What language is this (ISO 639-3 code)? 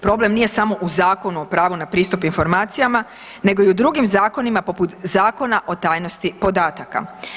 hrv